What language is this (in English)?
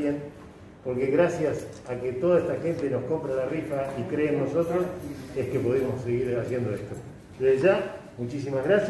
Spanish